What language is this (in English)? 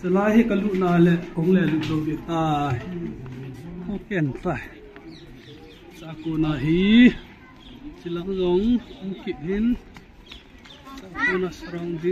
Punjabi